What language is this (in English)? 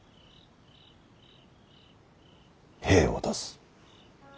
Japanese